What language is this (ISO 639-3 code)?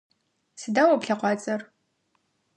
ady